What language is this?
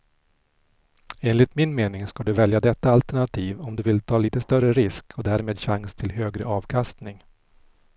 Swedish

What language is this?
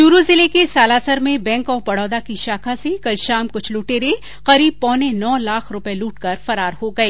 Hindi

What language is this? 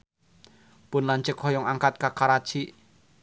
Sundanese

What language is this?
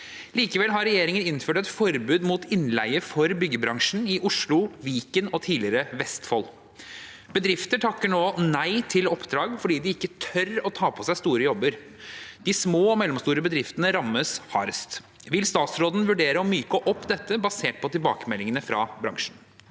Norwegian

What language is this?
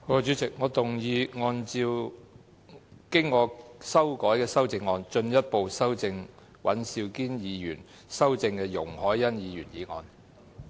Cantonese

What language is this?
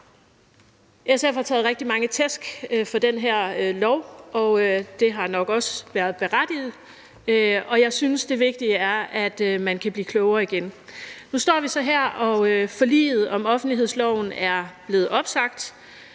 Danish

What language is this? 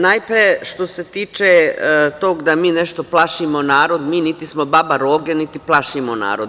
Serbian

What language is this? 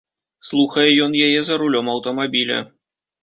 Belarusian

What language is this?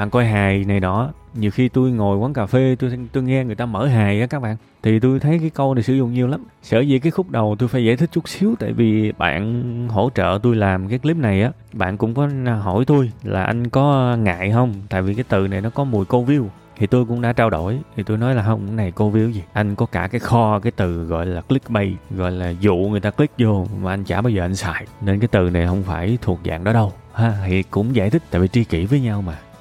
Vietnamese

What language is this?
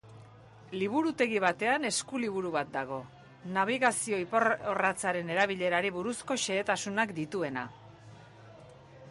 Basque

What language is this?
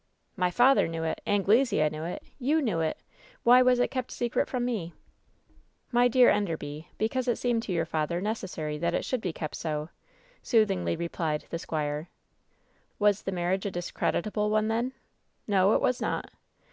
English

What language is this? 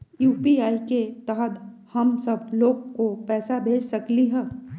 Magahi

